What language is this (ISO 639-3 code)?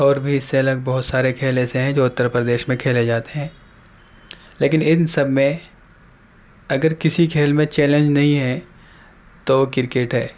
urd